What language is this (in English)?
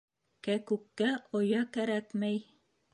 Bashkir